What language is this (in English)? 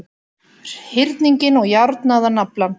Icelandic